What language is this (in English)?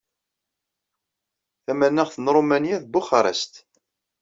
Kabyle